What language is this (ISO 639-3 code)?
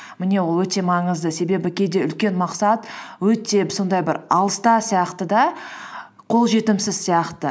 kaz